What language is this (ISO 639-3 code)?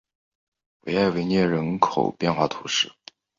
zho